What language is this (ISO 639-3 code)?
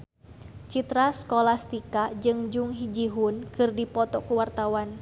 sun